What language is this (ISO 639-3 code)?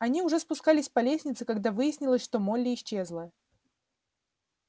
rus